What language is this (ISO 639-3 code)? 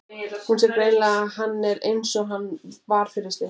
isl